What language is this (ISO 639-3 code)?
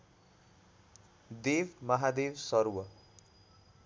nep